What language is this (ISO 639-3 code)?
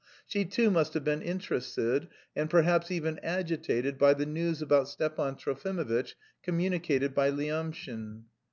eng